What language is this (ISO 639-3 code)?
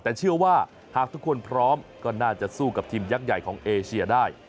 tha